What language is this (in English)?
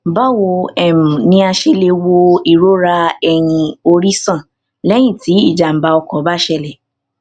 Yoruba